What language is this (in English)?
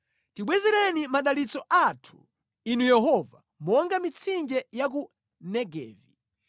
Nyanja